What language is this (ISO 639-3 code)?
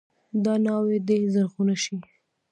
pus